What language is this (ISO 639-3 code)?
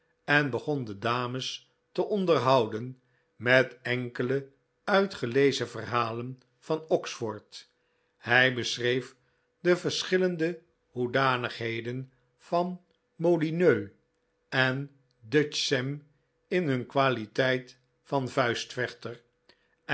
nld